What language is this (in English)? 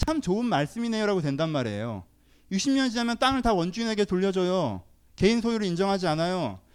Korean